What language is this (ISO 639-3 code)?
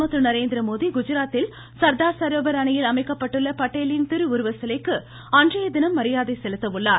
tam